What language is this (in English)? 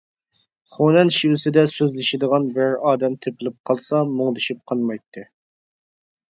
Uyghur